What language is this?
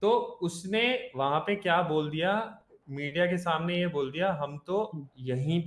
Hindi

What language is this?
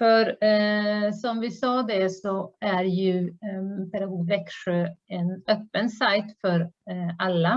Swedish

